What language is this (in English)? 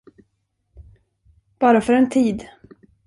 Swedish